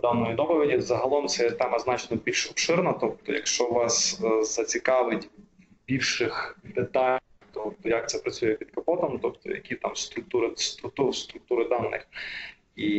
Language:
Ukrainian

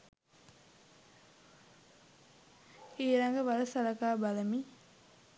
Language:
Sinhala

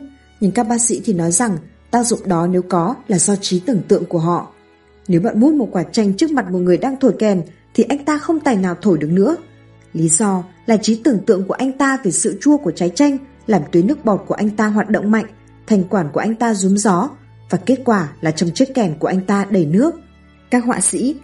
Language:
Vietnamese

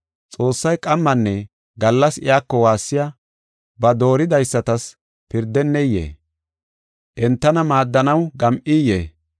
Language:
Gofa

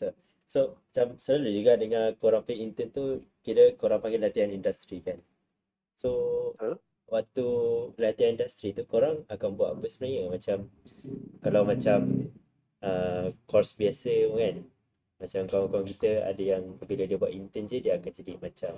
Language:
Malay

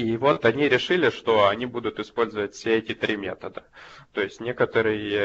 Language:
Russian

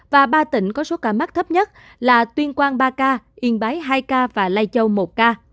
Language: Vietnamese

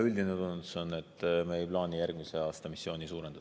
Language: Estonian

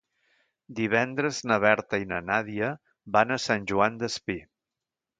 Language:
Catalan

